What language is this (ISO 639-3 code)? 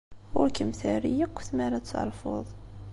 kab